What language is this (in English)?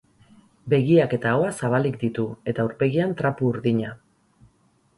Basque